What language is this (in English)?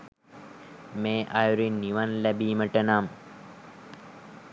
Sinhala